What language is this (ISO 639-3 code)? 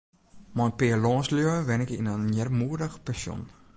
fry